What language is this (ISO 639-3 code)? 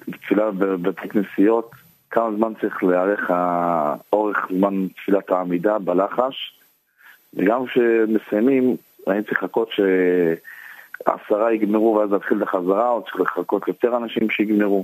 heb